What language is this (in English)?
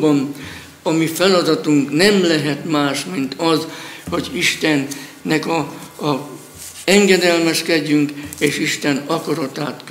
Hungarian